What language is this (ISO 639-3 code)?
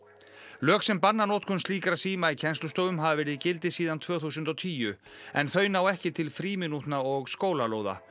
isl